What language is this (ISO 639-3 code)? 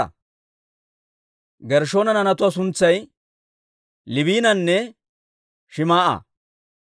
dwr